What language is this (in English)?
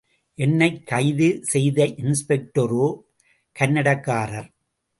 Tamil